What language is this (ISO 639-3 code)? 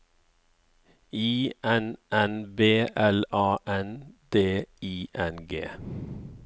nor